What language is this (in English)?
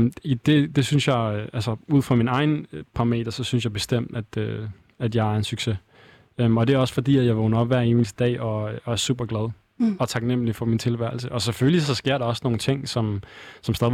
Danish